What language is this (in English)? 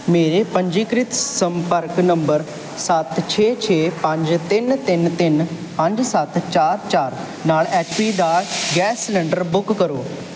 Punjabi